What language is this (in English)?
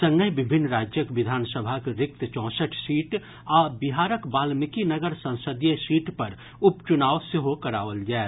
Maithili